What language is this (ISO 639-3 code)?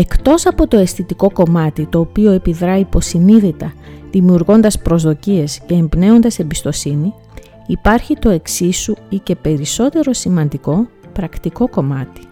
ell